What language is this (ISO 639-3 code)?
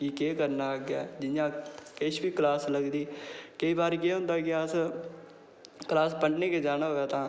doi